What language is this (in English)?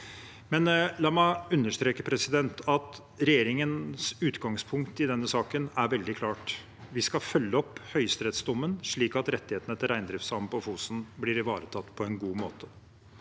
Norwegian